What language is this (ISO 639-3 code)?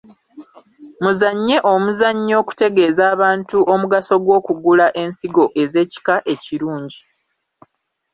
lug